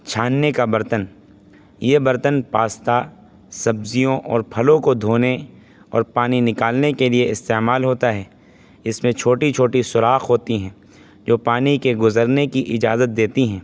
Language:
Urdu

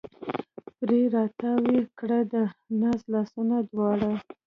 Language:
Pashto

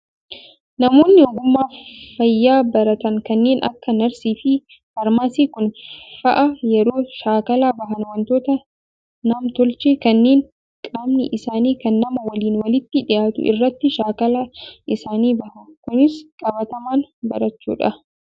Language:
Oromo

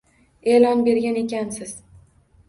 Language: Uzbek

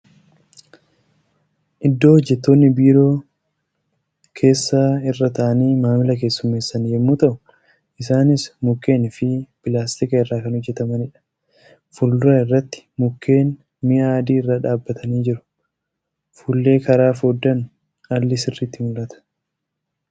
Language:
Oromo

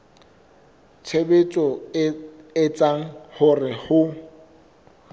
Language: Southern Sotho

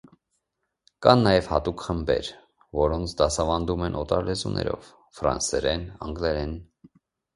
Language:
Armenian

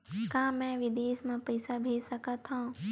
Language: Chhattisgarhi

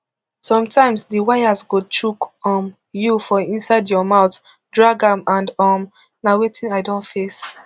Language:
Nigerian Pidgin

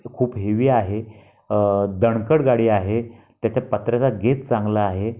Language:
Marathi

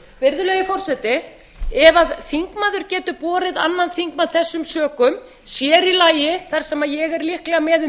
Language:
Icelandic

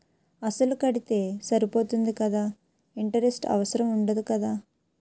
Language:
Telugu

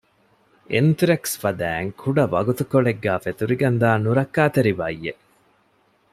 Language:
Divehi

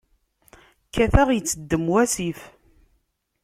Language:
Kabyle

